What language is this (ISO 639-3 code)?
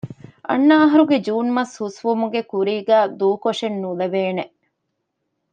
div